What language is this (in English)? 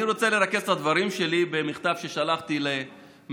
Hebrew